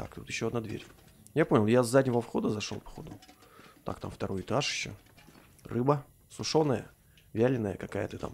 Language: Russian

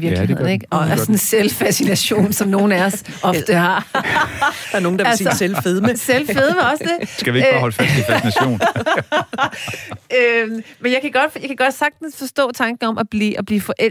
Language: Danish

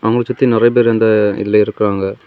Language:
Tamil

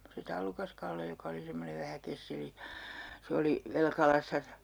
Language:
Finnish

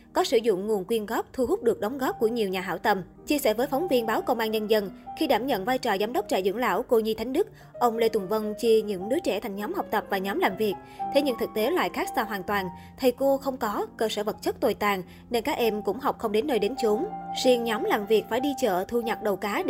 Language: Vietnamese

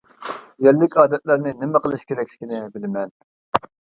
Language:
Uyghur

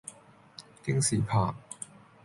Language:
Cantonese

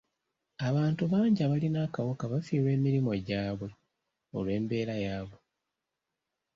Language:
Ganda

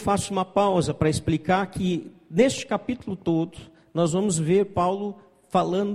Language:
Portuguese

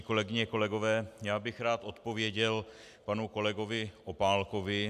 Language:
Czech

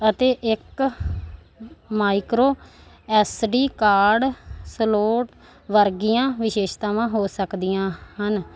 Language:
Punjabi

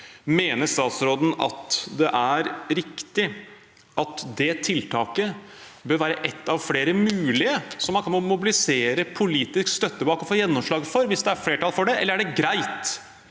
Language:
Norwegian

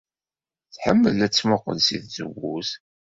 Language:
Kabyle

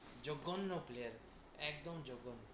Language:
Bangla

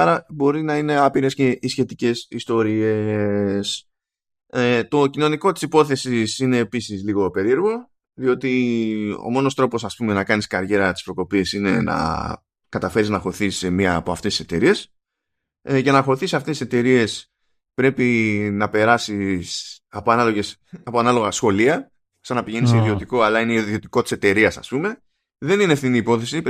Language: Greek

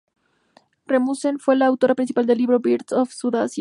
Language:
Spanish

